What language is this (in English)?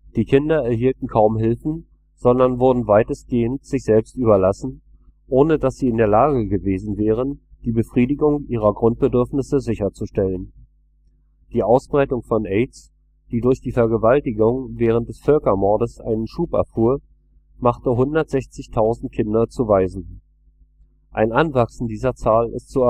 German